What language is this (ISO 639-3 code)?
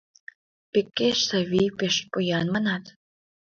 chm